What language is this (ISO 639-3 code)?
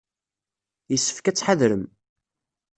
kab